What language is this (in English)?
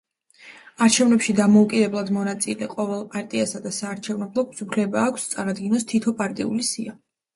Georgian